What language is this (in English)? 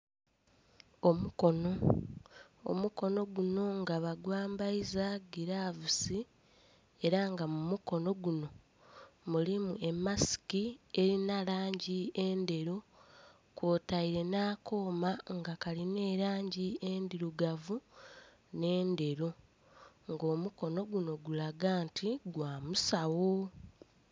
Soga